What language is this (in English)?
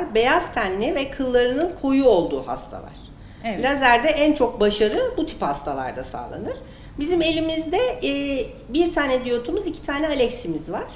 Turkish